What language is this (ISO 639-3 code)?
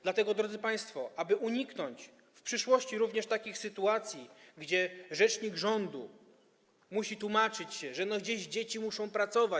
pol